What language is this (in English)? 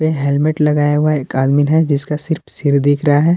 Hindi